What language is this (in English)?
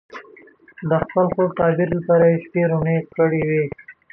Pashto